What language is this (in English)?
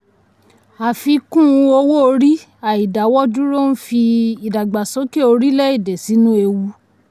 Yoruba